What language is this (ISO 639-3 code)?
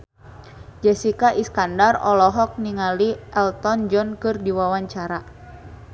sun